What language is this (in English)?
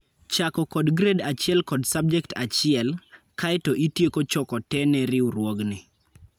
Luo (Kenya and Tanzania)